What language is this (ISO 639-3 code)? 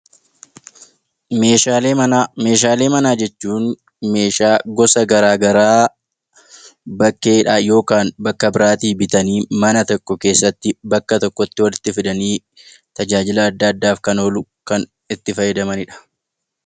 orm